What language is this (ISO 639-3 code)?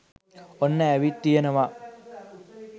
sin